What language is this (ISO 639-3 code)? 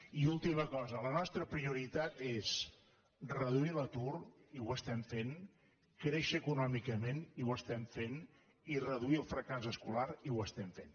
cat